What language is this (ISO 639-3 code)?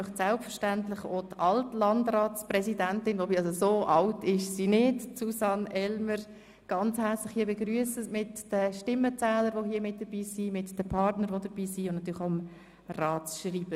gsw